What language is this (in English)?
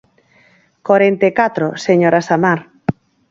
Galician